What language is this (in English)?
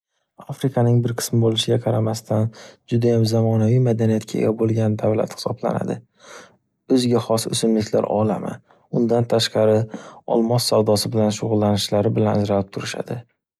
Uzbek